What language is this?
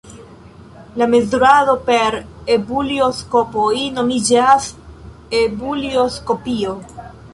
Esperanto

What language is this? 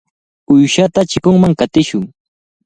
Cajatambo North Lima Quechua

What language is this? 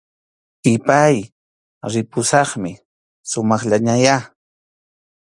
Arequipa-La Unión Quechua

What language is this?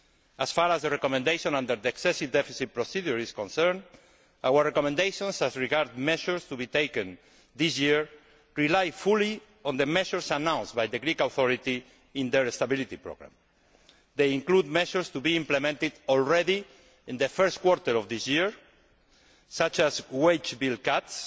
English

